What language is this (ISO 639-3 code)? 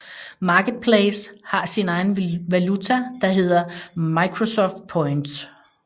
dan